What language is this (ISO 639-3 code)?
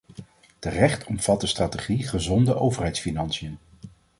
nld